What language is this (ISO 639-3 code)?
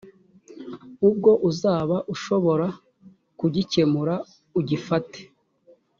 kin